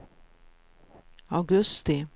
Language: Swedish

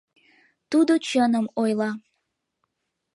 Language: Mari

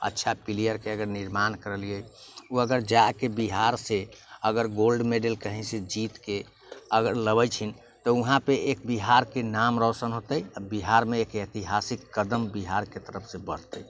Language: Maithili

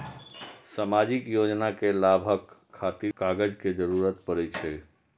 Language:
Maithili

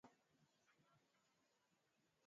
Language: Swahili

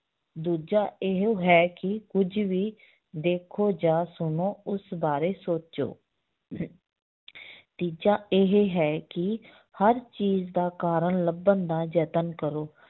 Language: Punjabi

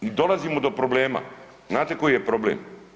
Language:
Croatian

